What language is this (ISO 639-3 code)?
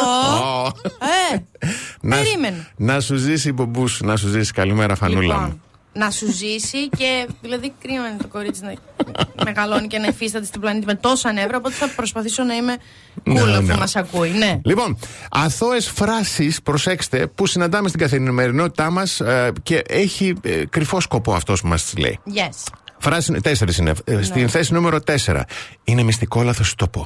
ell